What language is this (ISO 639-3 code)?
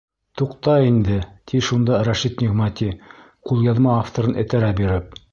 bak